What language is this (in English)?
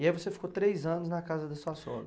Portuguese